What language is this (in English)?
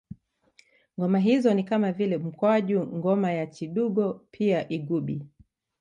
Swahili